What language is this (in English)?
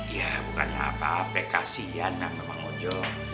Indonesian